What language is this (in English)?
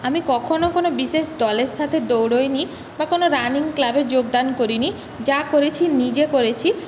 Bangla